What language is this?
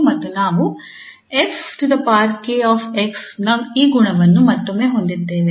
Kannada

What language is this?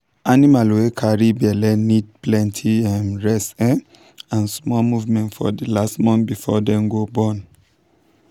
Nigerian Pidgin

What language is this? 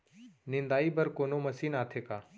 Chhattisgarhi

